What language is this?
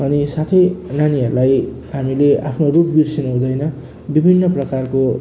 Nepali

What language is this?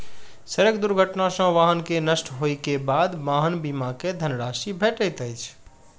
Maithili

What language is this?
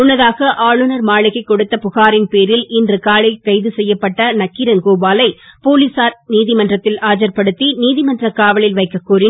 Tamil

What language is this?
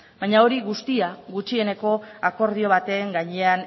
Basque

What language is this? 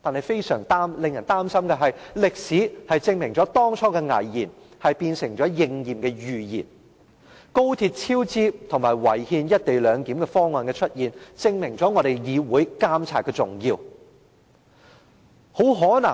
Cantonese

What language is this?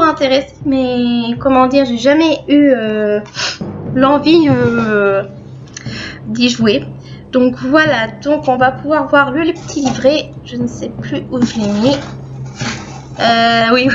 French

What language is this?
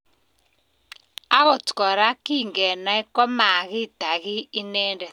Kalenjin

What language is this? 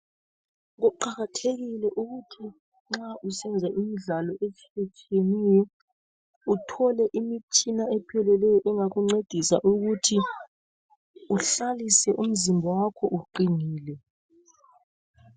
North Ndebele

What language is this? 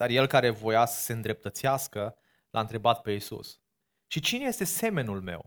Romanian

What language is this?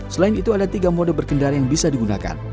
Indonesian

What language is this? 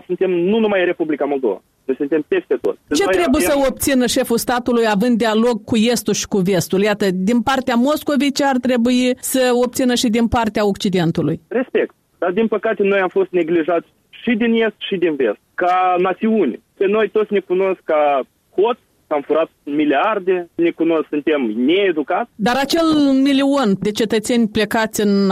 Romanian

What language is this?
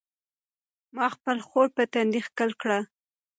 Pashto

